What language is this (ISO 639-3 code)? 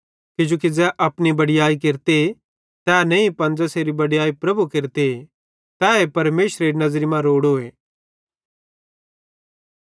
bhd